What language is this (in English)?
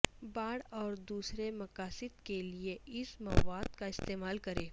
Urdu